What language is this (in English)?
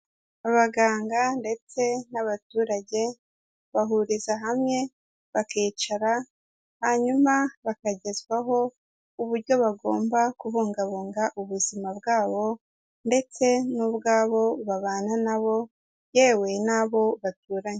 Kinyarwanda